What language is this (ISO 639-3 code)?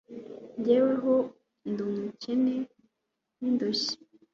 kin